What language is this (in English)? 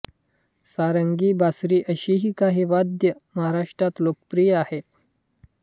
Marathi